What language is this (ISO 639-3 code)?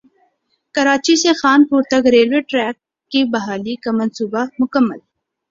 urd